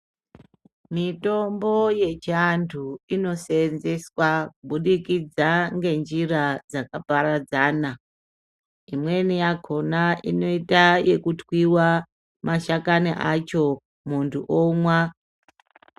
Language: Ndau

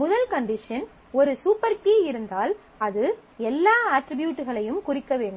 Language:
Tamil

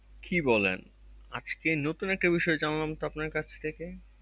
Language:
Bangla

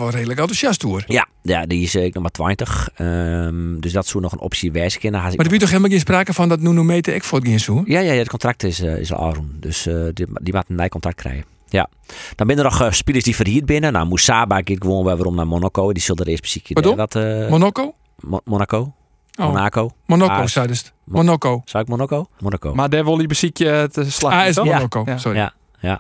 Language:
Dutch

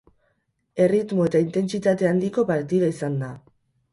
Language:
Basque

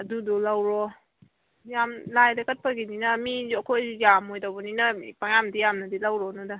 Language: Manipuri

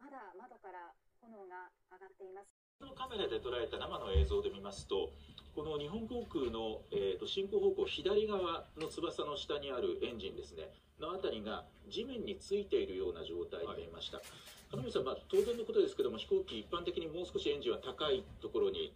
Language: Japanese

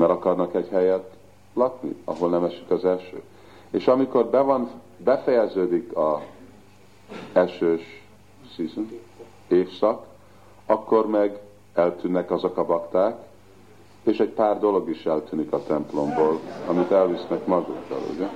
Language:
Hungarian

